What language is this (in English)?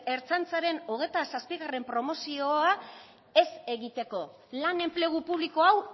Basque